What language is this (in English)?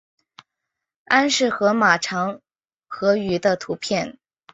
Chinese